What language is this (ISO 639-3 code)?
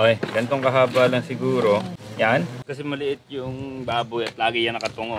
fil